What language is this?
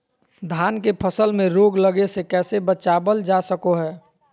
Magahi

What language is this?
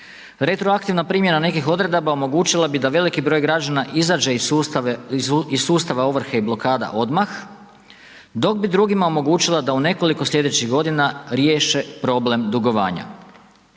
Croatian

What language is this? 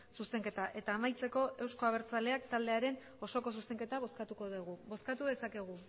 Basque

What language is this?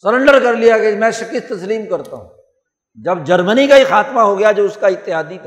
Urdu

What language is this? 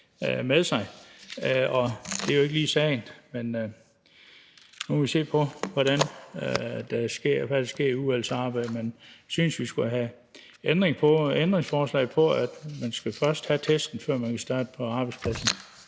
Danish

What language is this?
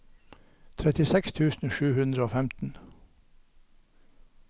Norwegian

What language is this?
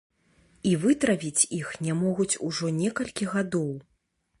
Belarusian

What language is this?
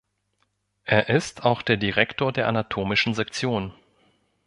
German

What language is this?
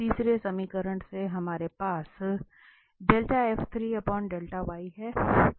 Hindi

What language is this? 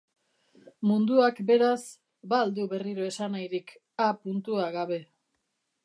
Basque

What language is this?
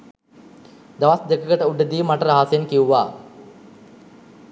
Sinhala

